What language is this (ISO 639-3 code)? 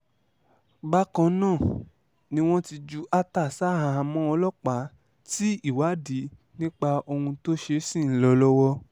yor